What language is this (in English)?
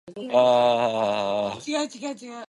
Japanese